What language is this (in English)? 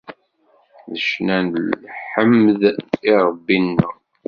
Kabyle